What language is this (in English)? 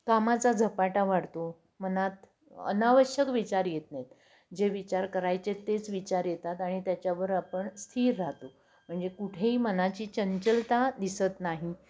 Marathi